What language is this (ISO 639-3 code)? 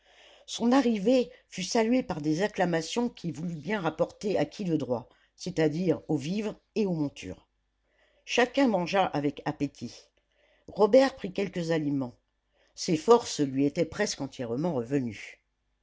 fra